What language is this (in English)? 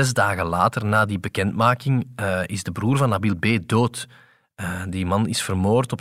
Dutch